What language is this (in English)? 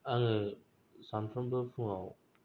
Bodo